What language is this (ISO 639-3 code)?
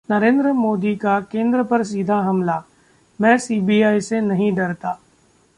hin